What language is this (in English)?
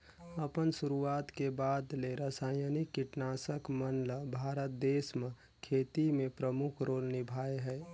Chhattisgarhi